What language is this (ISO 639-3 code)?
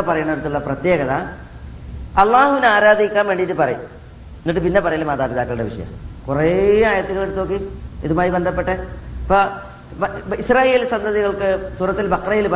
mal